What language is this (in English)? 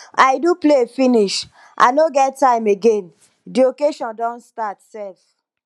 Nigerian Pidgin